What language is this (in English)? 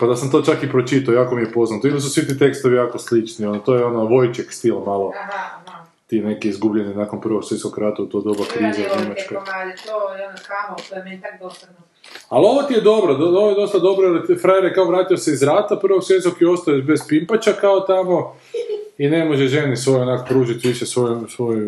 Croatian